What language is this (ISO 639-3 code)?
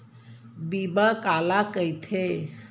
hne